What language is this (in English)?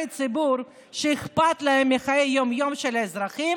Hebrew